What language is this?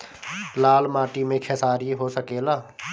Bhojpuri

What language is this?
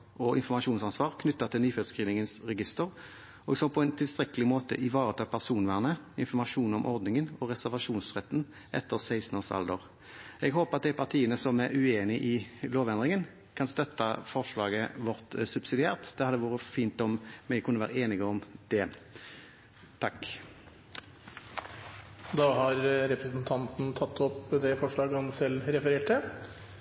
Norwegian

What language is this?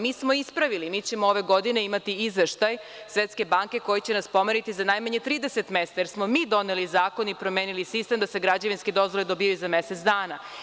Serbian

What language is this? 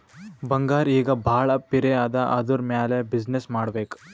Kannada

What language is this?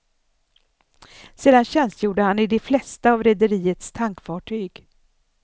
Swedish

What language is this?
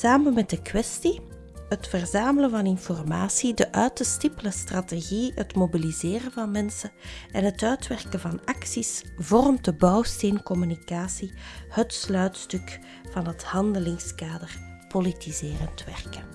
Dutch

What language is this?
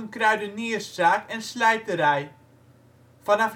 Dutch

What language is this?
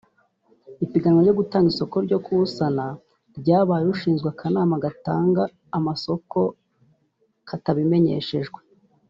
Kinyarwanda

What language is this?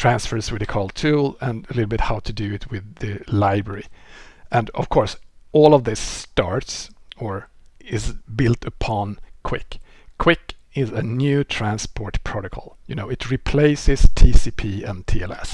English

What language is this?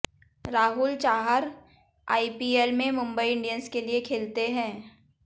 Hindi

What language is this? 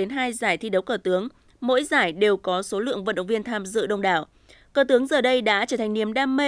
Vietnamese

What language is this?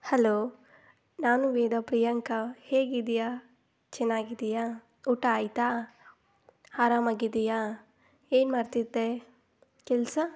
Kannada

